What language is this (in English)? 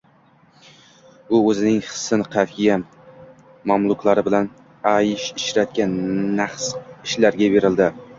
Uzbek